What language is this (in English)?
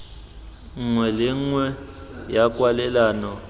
Tswana